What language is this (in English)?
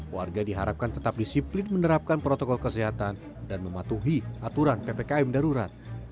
Indonesian